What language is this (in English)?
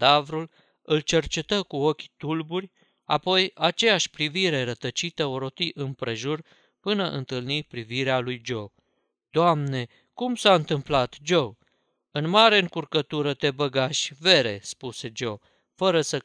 Romanian